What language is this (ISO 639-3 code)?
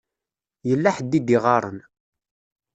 kab